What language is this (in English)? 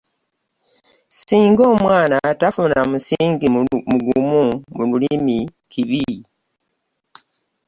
Ganda